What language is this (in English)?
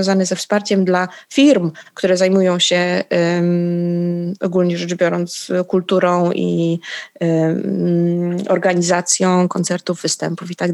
Polish